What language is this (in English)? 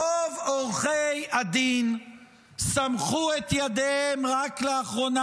Hebrew